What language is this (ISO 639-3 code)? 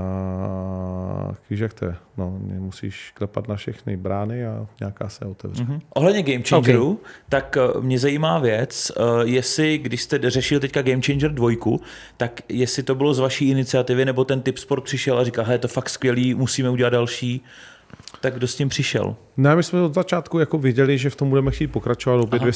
ces